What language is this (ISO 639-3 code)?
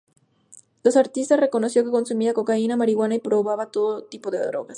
spa